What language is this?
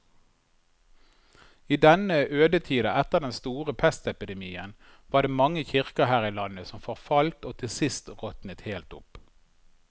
Norwegian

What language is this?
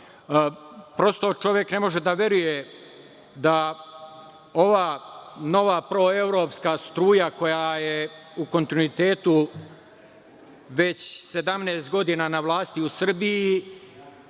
Serbian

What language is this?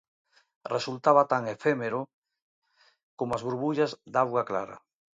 Galician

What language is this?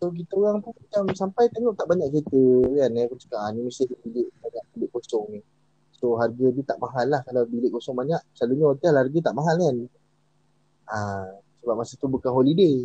Malay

